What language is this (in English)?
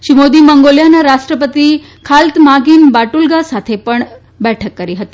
Gujarati